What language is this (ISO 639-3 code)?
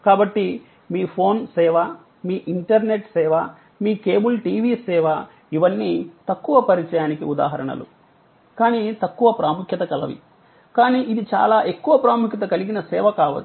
tel